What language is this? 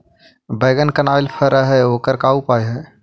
Magahi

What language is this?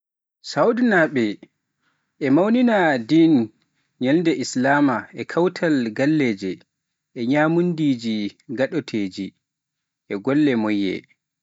Pular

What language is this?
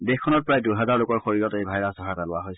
Assamese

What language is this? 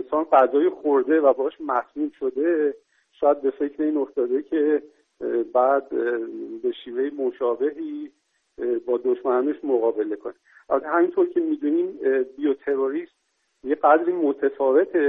Persian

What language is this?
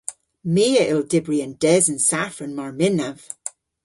Cornish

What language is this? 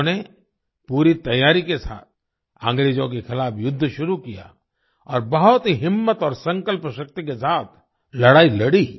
Hindi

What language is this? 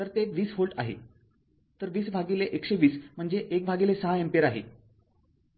Marathi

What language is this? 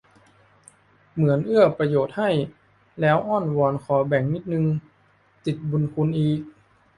Thai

